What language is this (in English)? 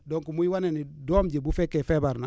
Wolof